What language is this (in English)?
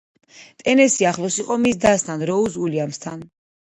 Georgian